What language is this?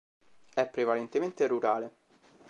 Italian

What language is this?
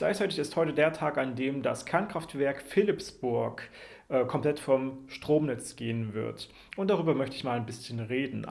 German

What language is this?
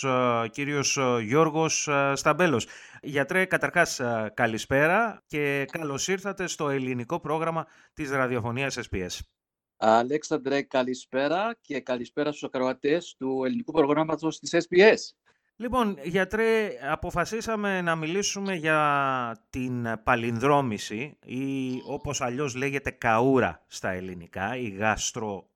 Greek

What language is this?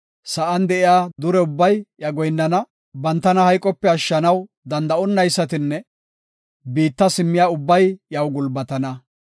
Gofa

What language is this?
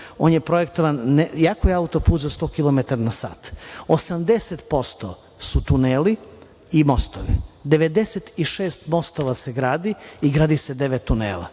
Serbian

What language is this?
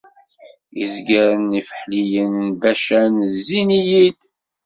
Kabyle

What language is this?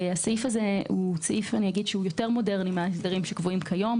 Hebrew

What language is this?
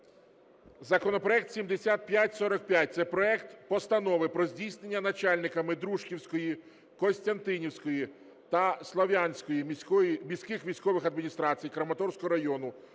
Ukrainian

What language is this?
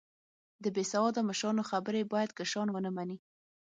Pashto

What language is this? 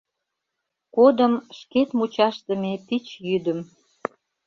Mari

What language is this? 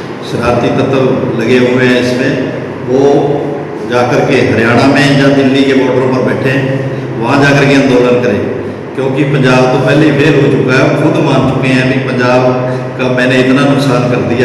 Hindi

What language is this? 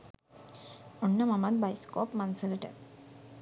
Sinhala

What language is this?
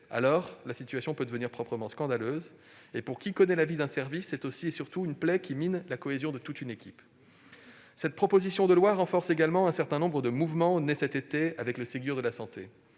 French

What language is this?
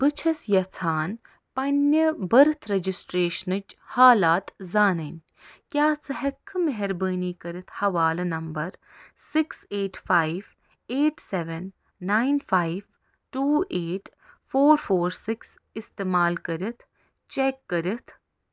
Kashmiri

